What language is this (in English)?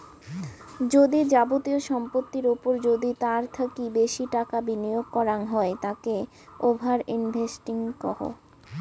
Bangla